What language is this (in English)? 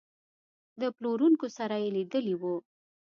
Pashto